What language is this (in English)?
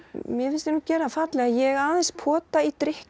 Icelandic